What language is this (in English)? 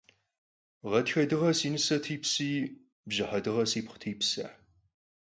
Kabardian